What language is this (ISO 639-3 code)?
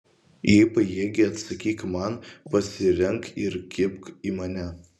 lit